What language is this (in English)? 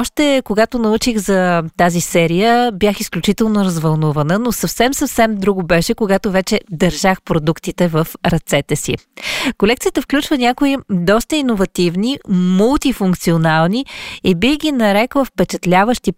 Bulgarian